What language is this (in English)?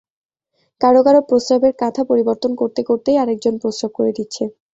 Bangla